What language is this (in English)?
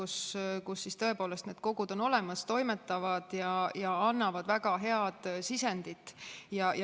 Estonian